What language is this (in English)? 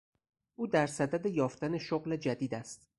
Persian